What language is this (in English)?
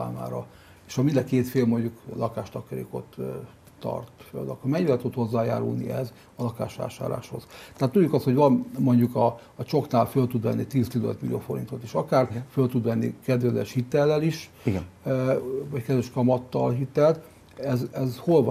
Hungarian